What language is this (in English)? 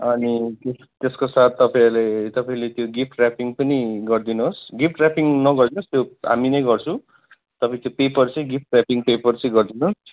Nepali